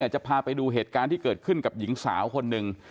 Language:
Thai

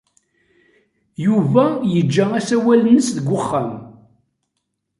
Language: Kabyle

